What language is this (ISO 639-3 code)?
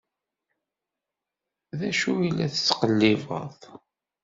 kab